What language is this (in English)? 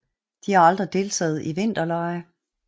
Danish